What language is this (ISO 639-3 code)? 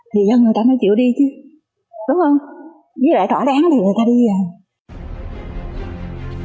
vie